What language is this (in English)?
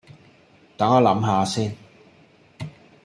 Cantonese